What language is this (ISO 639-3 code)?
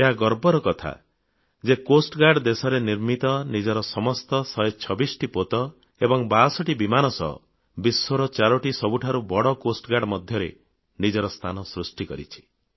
ori